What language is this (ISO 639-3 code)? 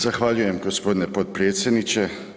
hrv